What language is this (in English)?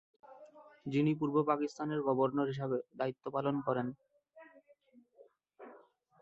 Bangla